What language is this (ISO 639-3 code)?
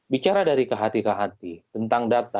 ind